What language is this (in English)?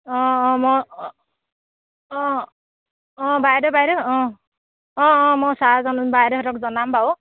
Assamese